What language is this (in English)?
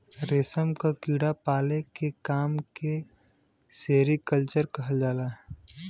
Bhojpuri